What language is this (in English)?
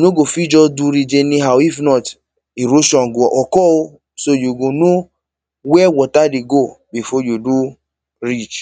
Nigerian Pidgin